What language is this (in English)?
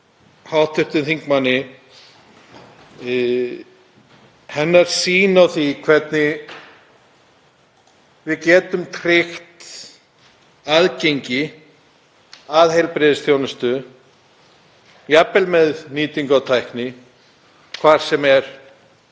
Icelandic